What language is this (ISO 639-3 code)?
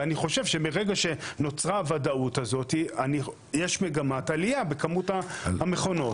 heb